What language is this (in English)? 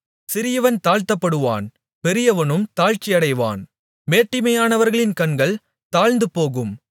Tamil